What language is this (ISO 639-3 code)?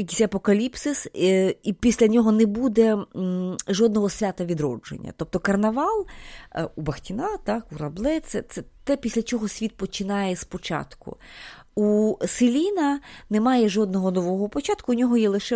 ukr